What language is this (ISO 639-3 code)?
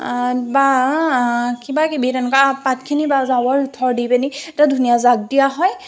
asm